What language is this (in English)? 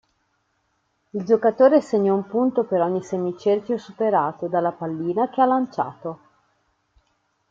Italian